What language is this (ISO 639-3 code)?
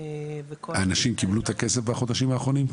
heb